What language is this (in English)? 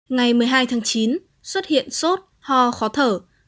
Vietnamese